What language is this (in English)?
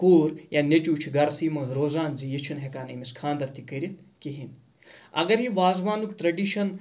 Kashmiri